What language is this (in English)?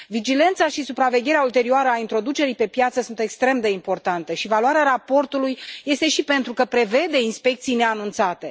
Romanian